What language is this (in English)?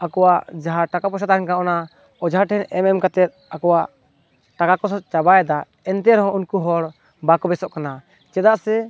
Santali